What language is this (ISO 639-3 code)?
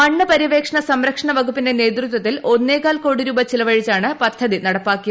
mal